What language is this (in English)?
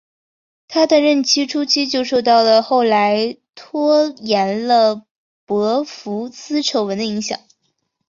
Chinese